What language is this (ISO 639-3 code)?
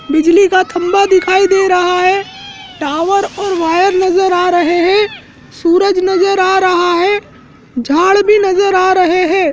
hin